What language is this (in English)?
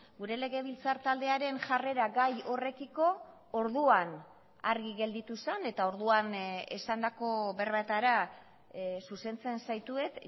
Basque